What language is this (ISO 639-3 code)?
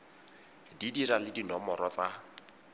tsn